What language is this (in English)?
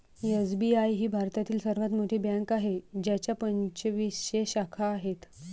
Marathi